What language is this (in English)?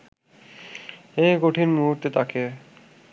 Bangla